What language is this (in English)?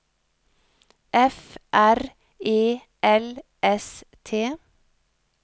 Norwegian